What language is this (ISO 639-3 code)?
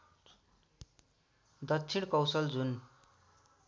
nep